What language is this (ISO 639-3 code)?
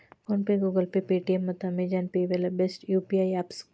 kan